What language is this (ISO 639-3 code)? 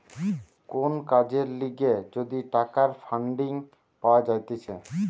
ben